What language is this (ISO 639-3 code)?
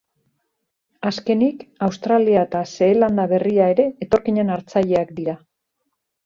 eus